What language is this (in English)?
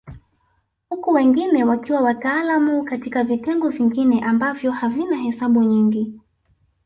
Swahili